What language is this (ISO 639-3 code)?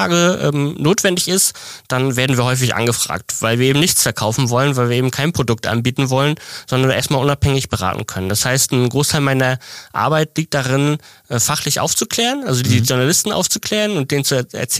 deu